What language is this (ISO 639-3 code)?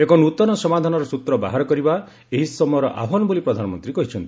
ori